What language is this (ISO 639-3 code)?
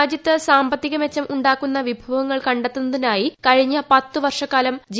mal